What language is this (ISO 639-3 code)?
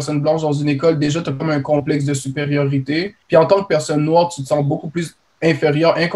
fra